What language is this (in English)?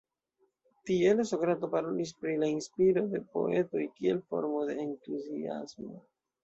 Esperanto